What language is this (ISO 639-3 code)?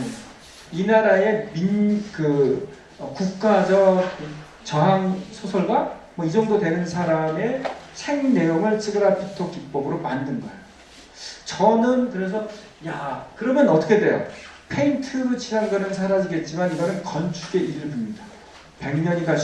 kor